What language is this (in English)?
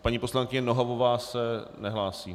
Czech